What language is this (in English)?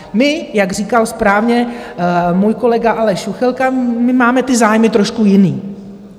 Czech